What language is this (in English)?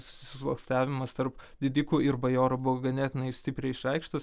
Lithuanian